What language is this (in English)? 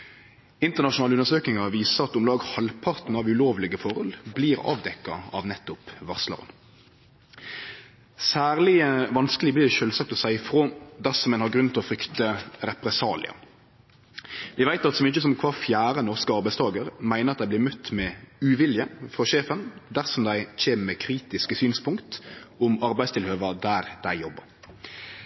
Norwegian Nynorsk